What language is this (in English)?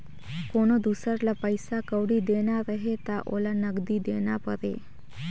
Chhattisgarhi